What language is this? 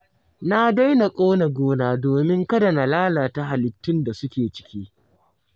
Hausa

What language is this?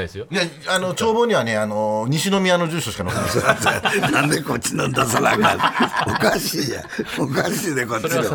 Japanese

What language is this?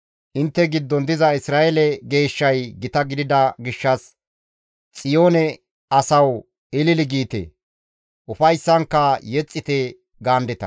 Gamo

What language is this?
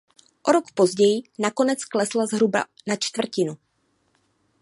Czech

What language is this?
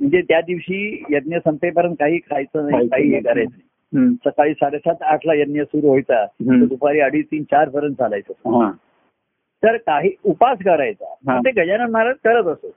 Marathi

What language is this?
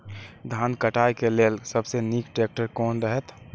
Maithili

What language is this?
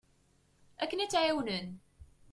Kabyle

